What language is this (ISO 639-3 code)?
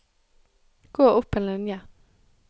nor